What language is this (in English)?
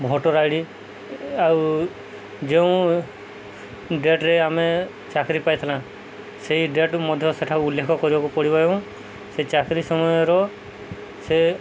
Odia